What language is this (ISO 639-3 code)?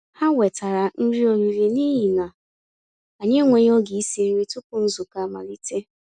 ibo